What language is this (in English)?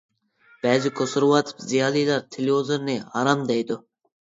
Uyghur